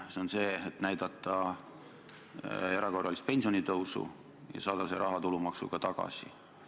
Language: Estonian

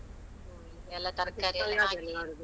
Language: Kannada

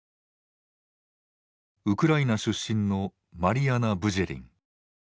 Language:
Japanese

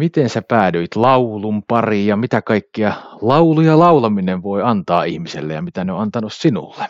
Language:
Finnish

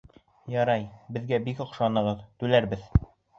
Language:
Bashkir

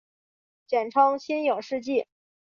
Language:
Chinese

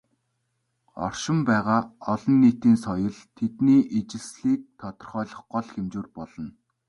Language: Mongolian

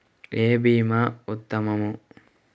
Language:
Telugu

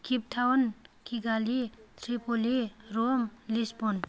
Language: Bodo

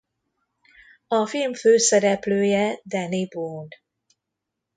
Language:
Hungarian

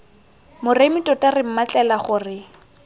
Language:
Tswana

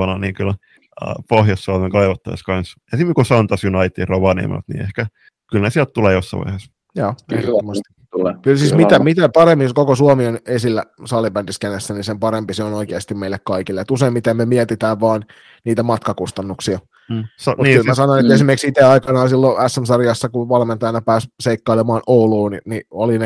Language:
Finnish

